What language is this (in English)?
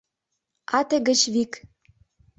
Mari